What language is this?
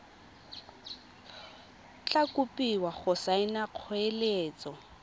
Tswana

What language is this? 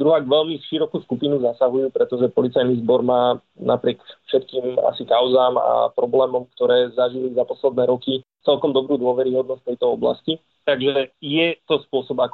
Slovak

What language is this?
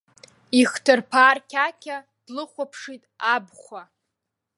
Abkhazian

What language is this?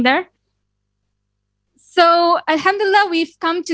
Indonesian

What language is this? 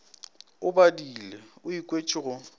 Northern Sotho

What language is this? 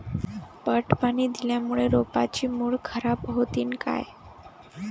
Marathi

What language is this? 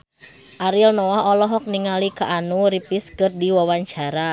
Sundanese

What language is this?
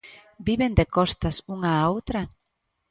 Galician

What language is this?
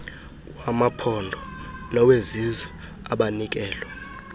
Xhosa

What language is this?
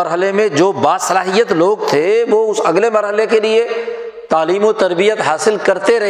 Urdu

